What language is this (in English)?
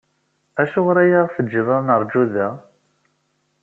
Kabyle